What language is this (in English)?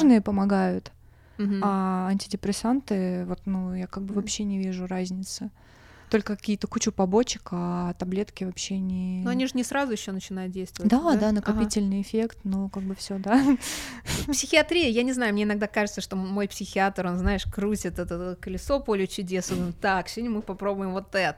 Russian